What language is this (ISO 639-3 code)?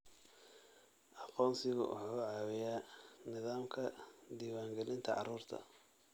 som